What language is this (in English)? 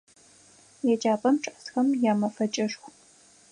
Adyghe